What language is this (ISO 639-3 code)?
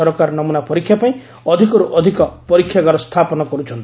ori